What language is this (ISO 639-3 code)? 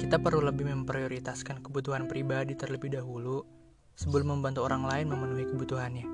ind